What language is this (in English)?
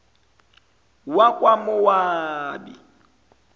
Zulu